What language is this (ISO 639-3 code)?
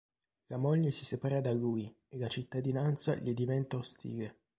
ita